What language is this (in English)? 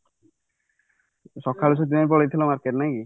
Odia